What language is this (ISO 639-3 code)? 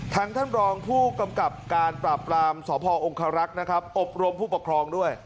tha